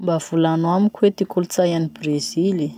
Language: Masikoro Malagasy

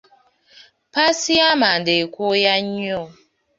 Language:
Ganda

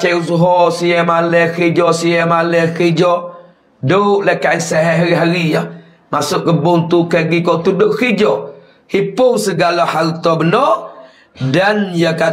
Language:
Malay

